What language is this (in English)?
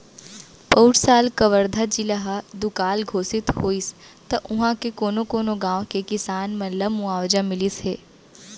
Chhattisgarhi